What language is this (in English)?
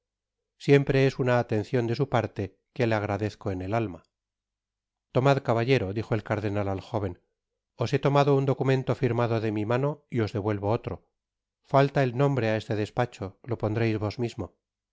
Spanish